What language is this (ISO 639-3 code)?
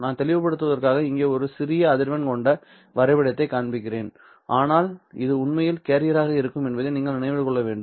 tam